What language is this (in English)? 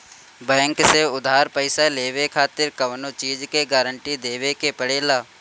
Bhojpuri